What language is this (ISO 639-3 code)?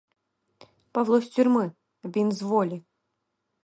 ukr